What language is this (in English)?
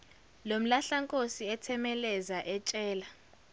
Zulu